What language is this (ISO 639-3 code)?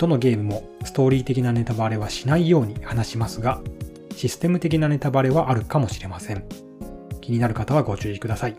jpn